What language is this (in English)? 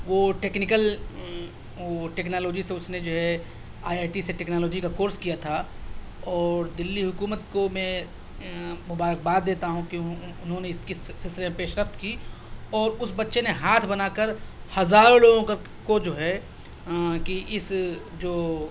Urdu